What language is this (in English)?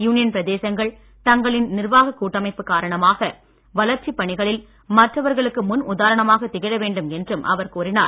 Tamil